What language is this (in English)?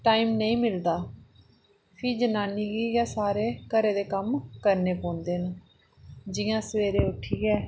Dogri